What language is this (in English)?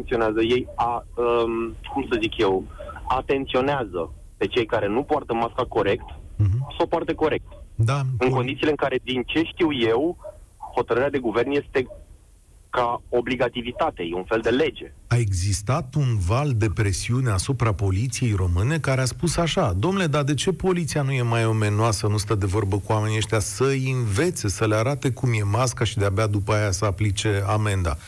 Romanian